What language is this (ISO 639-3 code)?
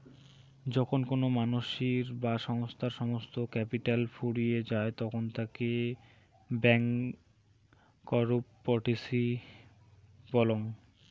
ben